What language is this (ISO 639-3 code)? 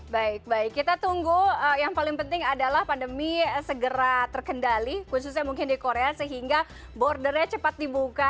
ind